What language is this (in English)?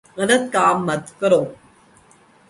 Urdu